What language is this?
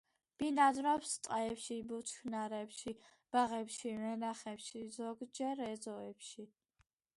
Georgian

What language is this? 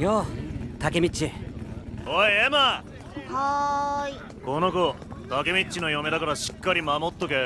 Japanese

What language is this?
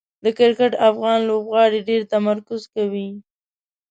Pashto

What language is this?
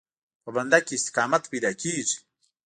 Pashto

